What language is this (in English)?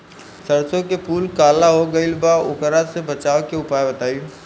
Bhojpuri